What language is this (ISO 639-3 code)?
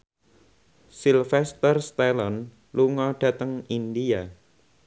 jav